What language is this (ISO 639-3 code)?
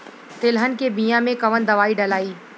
bho